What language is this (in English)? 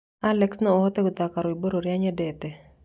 Kikuyu